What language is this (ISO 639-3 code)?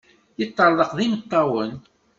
kab